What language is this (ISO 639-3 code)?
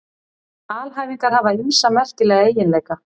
isl